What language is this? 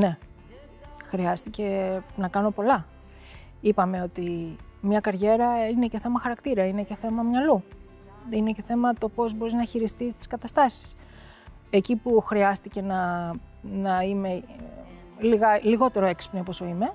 Greek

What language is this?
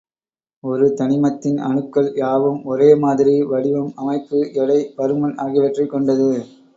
Tamil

